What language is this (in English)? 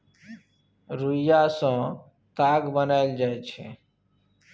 Maithili